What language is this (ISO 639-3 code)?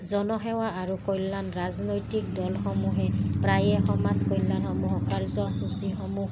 asm